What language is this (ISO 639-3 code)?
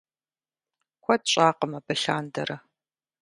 kbd